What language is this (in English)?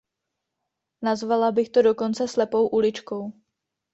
Czech